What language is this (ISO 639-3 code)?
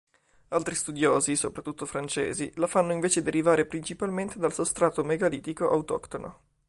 ita